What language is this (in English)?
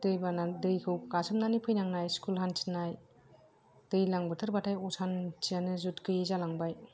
Bodo